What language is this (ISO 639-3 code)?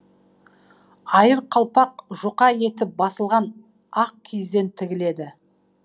kaz